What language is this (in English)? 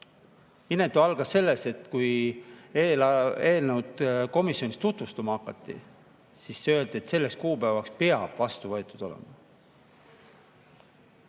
Estonian